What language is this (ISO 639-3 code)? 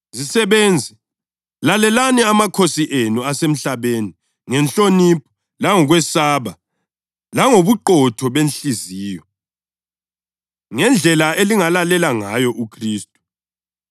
nde